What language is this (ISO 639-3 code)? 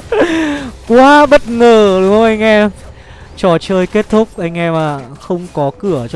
vie